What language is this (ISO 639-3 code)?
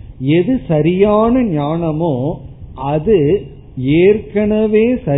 tam